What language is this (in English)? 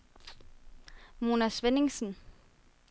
Danish